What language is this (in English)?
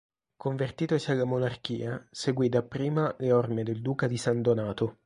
Italian